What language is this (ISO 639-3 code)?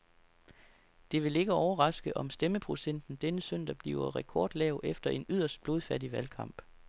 dan